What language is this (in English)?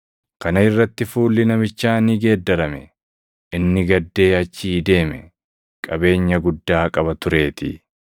Oromo